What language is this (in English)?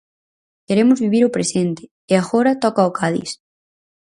Galician